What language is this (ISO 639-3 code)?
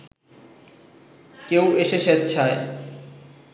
ben